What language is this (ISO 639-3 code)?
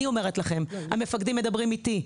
heb